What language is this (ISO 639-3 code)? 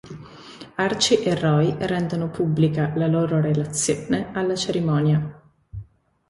ita